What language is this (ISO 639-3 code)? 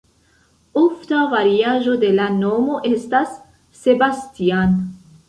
epo